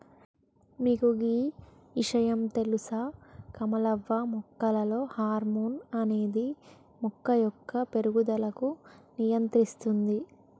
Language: Telugu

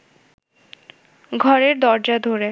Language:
Bangla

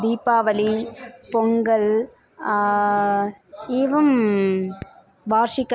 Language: Sanskrit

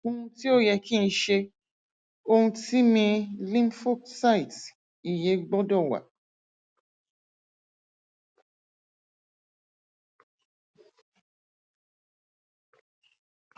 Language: Yoruba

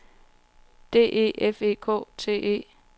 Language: Danish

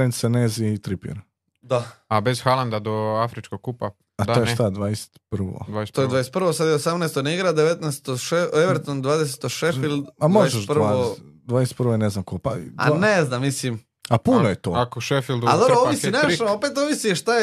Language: Croatian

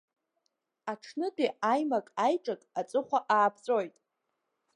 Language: Abkhazian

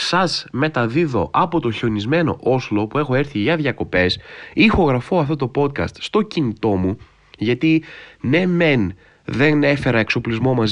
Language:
Greek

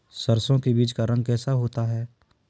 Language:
Hindi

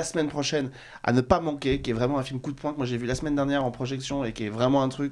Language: French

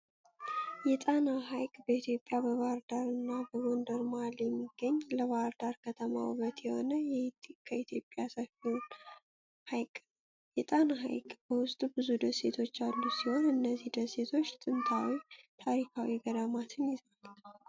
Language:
Amharic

